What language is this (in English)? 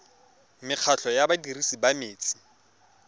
Tswana